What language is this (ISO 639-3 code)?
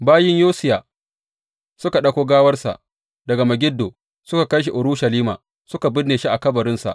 hau